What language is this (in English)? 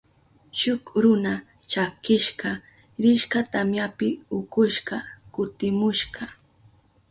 Southern Pastaza Quechua